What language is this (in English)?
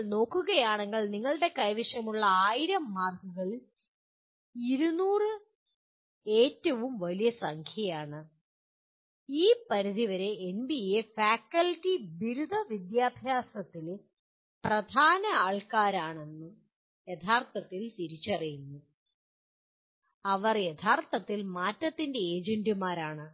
Malayalam